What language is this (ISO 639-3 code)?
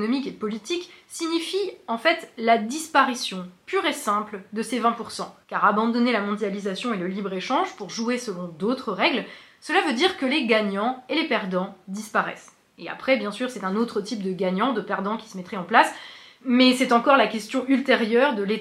fra